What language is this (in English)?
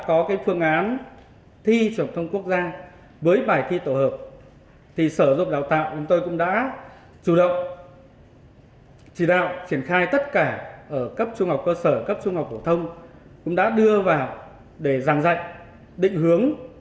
Vietnamese